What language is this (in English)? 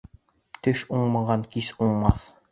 Bashkir